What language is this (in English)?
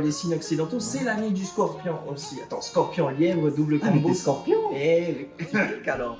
French